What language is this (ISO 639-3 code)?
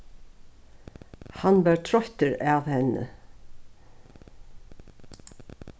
fao